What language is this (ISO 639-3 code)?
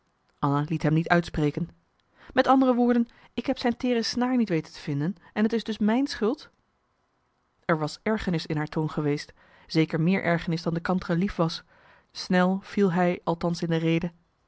nld